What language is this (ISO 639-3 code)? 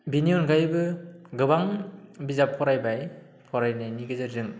brx